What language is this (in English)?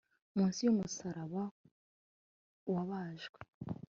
Kinyarwanda